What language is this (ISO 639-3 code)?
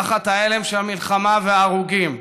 heb